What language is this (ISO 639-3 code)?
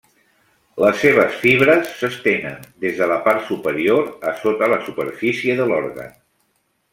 cat